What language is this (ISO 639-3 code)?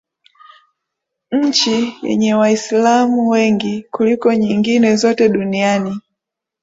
swa